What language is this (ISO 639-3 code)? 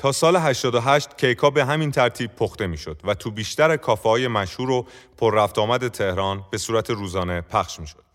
fas